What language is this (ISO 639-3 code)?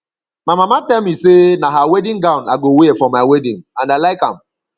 pcm